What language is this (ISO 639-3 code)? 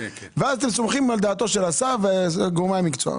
heb